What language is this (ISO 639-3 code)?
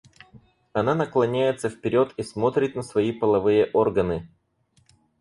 rus